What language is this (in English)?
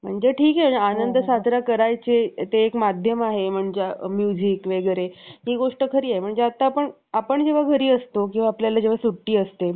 Marathi